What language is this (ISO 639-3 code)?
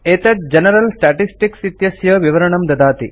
san